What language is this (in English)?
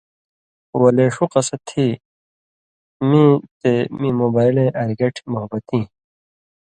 Indus Kohistani